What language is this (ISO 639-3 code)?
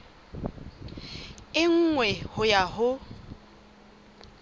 sot